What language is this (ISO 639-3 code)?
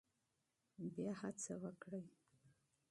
pus